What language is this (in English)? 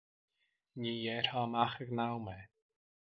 Irish